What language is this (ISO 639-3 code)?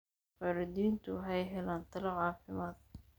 som